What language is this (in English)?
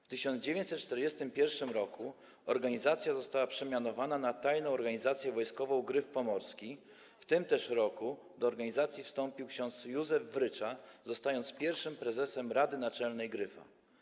Polish